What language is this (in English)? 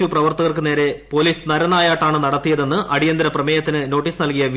Malayalam